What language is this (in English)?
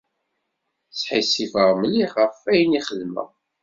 Kabyle